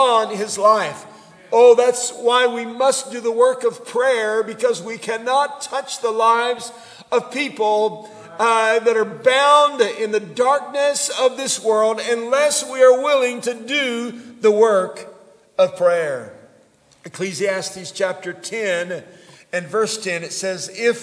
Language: English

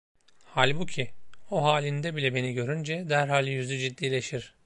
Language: Turkish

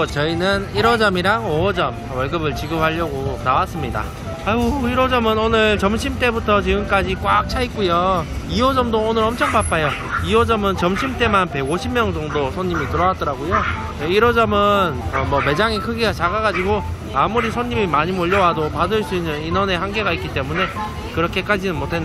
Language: Korean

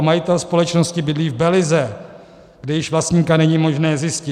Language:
Czech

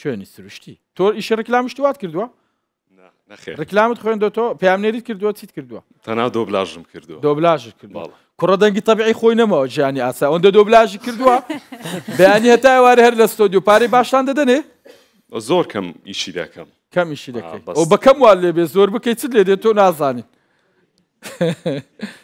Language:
Arabic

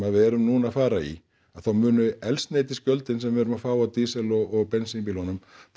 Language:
Icelandic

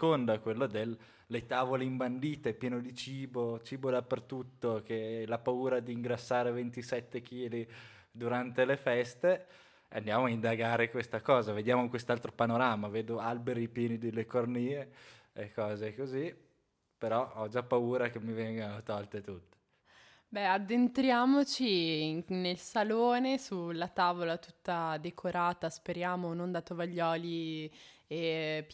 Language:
Italian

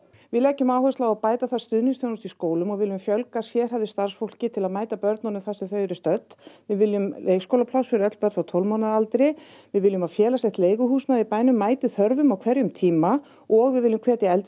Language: Icelandic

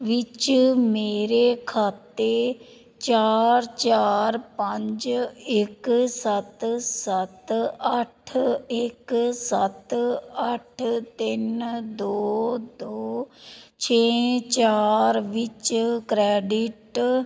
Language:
Punjabi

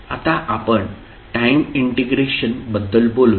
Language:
Marathi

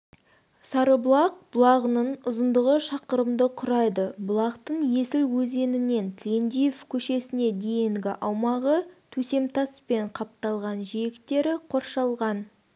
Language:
Kazakh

